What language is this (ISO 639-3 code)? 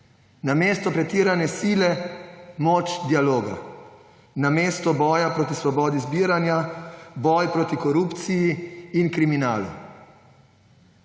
slv